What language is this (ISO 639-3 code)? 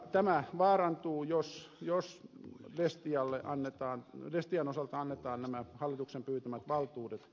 fin